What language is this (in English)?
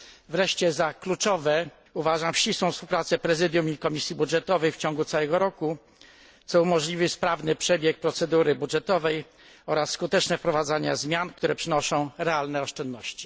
Polish